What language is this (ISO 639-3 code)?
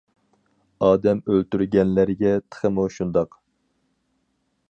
uig